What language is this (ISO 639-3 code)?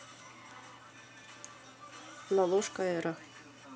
rus